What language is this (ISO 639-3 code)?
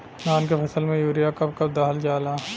bho